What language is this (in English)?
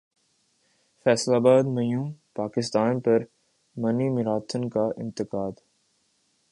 Urdu